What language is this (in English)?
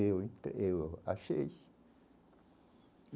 Portuguese